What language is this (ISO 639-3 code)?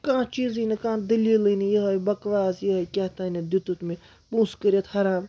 kas